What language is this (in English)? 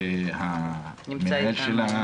Hebrew